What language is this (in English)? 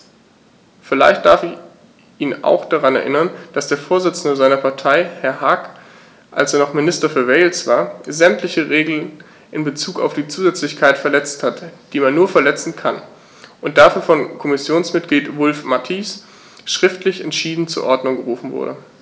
German